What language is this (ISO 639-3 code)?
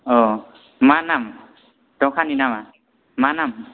brx